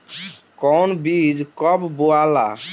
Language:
Bhojpuri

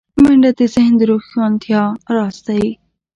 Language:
Pashto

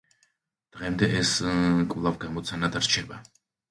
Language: Georgian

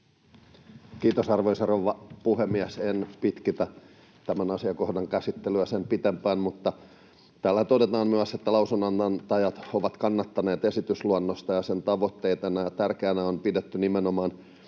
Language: Finnish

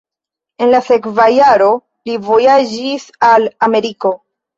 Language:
Esperanto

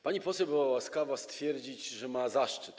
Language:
Polish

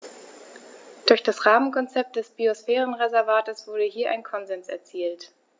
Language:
German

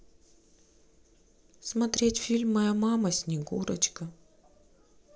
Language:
Russian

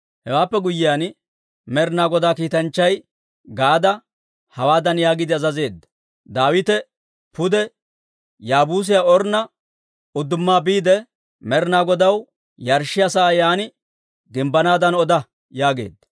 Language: Dawro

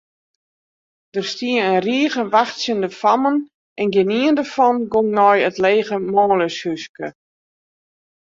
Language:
Western Frisian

